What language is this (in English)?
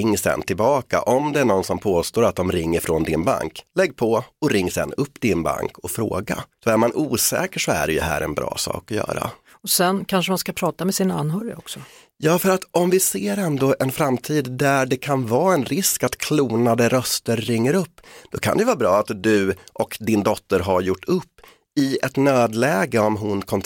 Swedish